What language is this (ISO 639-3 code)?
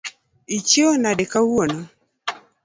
luo